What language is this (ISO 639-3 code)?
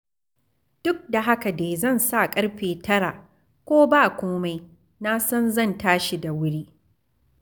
hau